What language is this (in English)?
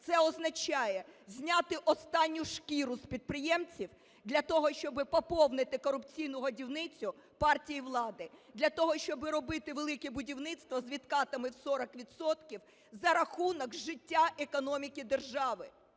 Ukrainian